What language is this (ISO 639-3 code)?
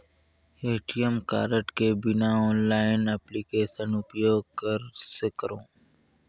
hne